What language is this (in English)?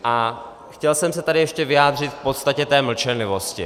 Czech